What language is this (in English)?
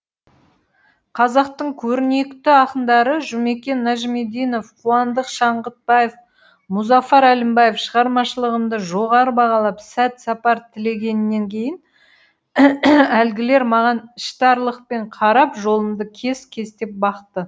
Kazakh